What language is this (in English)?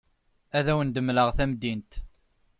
Kabyle